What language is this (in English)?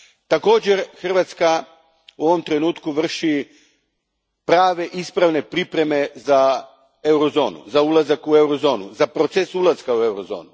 Croatian